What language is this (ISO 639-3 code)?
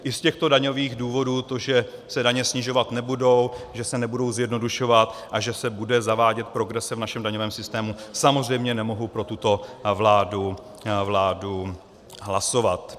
ces